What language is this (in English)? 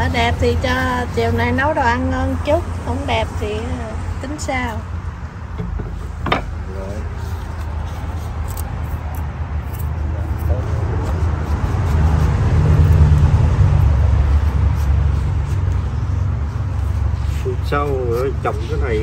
Vietnamese